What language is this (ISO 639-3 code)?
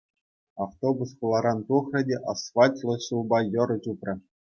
chv